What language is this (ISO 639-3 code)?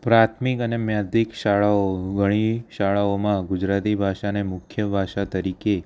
guj